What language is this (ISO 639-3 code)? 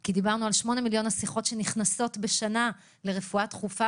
heb